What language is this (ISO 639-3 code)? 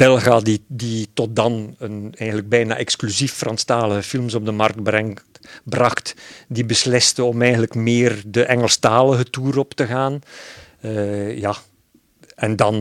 nld